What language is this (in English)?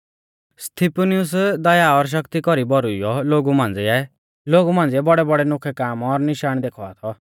Mahasu Pahari